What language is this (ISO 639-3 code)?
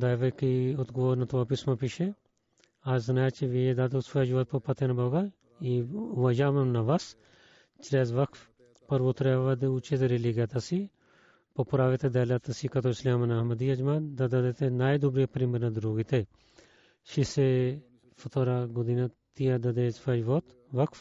bul